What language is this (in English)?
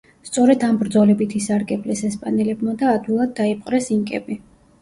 Georgian